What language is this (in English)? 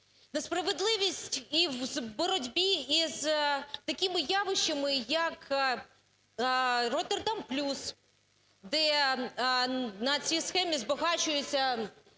Ukrainian